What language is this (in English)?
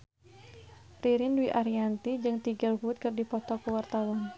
Sundanese